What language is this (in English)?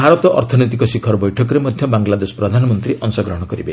Odia